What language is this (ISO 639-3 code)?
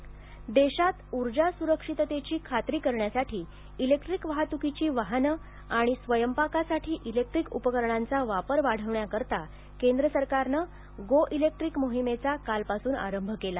mar